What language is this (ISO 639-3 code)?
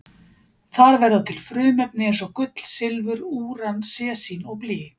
isl